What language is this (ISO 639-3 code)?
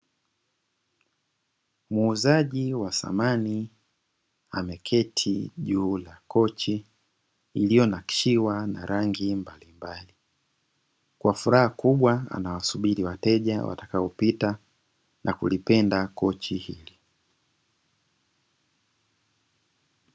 swa